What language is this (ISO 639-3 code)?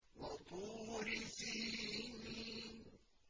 ara